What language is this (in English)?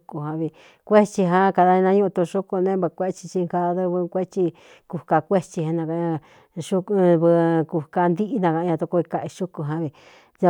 Cuyamecalco Mixtec